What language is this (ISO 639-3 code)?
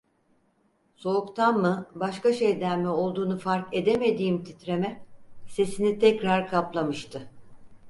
tur